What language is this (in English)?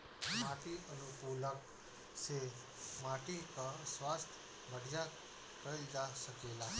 Bhojpuri